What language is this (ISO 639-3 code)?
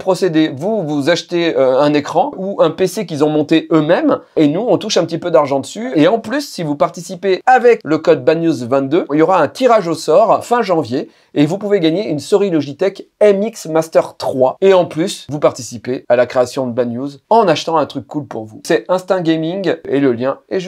fra